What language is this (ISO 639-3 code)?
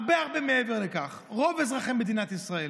heb